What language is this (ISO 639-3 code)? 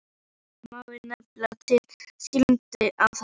isl